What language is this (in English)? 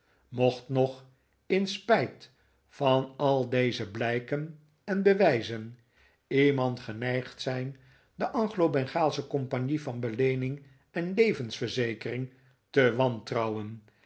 Dutch